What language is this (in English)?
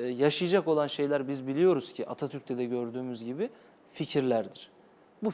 Turkish